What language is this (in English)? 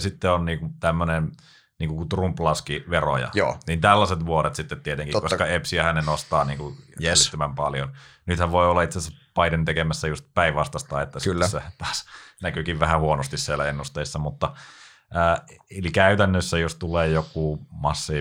Finnish